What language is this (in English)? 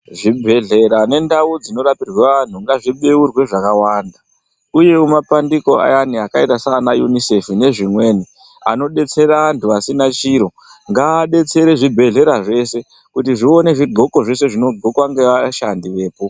Ndau